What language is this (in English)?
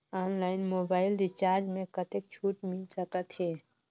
Chhattisgarhi